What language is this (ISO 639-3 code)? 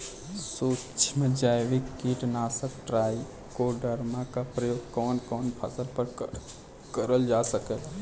bho